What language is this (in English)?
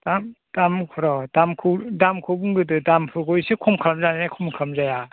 Bodo